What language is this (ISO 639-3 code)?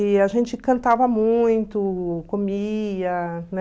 por